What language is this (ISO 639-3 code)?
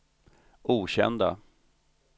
swe